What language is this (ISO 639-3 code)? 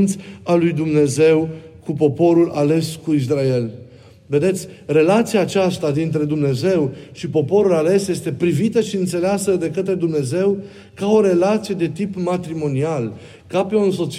ron